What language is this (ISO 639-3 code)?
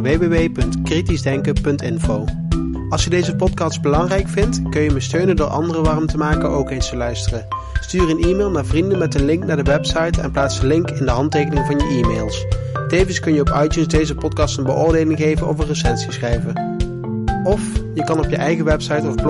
nld